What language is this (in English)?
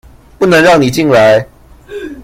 Chinese